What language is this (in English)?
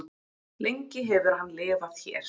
Icelandic